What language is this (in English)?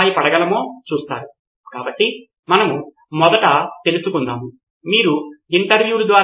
Telugu